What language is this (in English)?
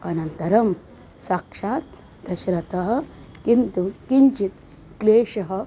Sanskrit